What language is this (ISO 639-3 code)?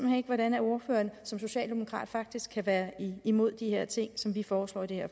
dan